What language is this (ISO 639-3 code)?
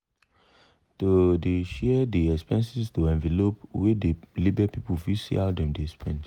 pcm